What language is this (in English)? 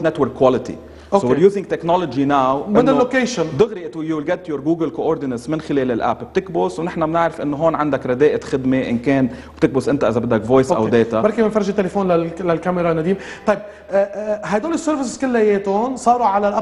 Arabic